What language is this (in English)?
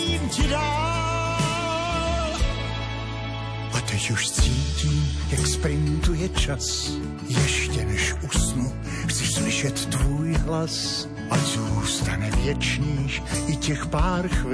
Slovak